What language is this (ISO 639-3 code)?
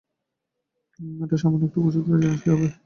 ben